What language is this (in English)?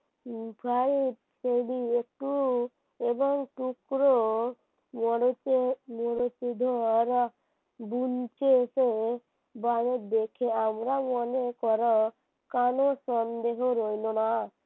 Bangla